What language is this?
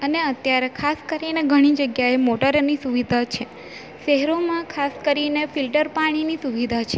Gujarati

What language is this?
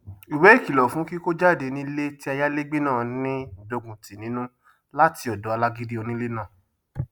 Yoruba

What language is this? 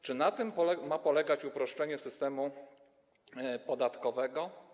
Polish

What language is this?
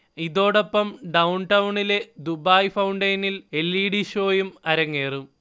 Malayalam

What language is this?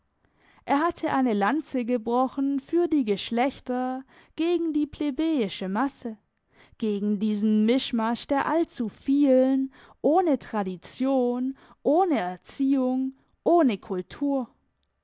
German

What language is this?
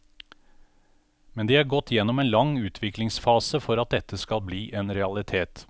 Norwegian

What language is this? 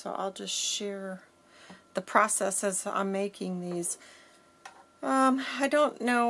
English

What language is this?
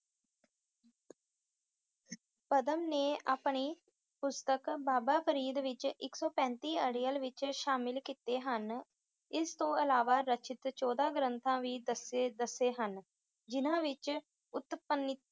Punjabi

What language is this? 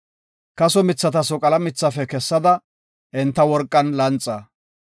Gofa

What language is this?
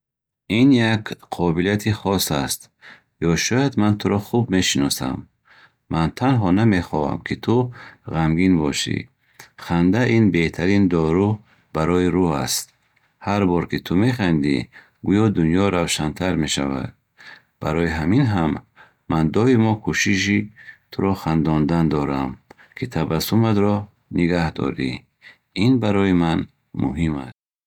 Bukharic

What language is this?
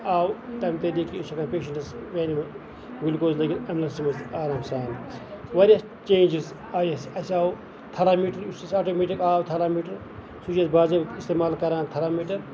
Kashmiri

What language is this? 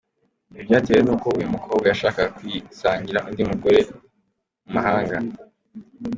Kinyarwanda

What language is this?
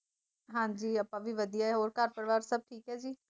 Punjabi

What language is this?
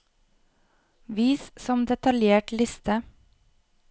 Norwegian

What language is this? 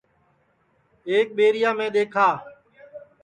Sansi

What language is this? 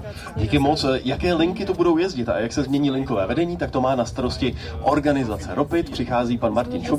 Czech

